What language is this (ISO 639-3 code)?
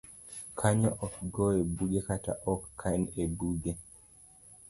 luo